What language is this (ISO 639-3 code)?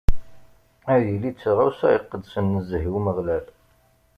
kab